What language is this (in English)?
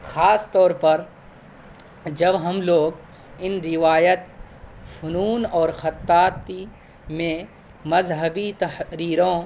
Urdu